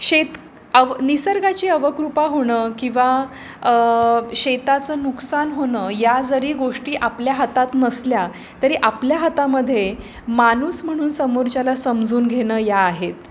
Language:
Marathi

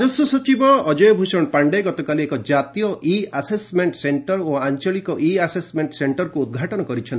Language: Odia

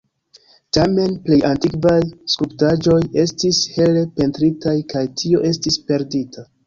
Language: Esperanto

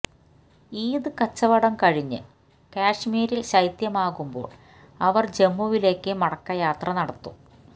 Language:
Malayalam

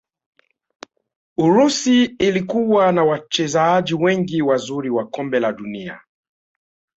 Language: Swahili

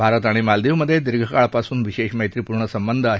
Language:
Marathi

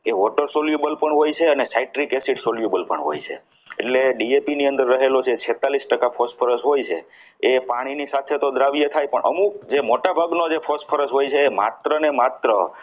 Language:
Gujarati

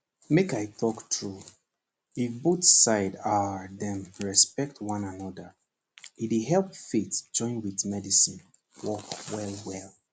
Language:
Nigerian Pidgin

